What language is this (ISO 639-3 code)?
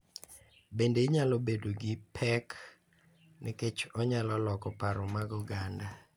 luo